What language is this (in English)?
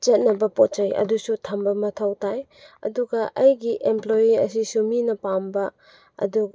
Manipuri